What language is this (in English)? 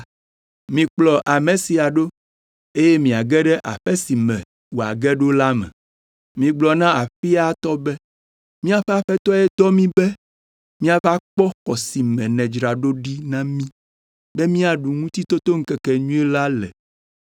Ewe